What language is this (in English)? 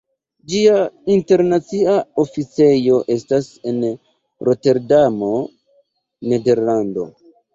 Esperanto